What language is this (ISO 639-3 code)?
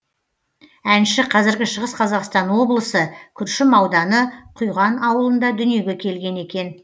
kaz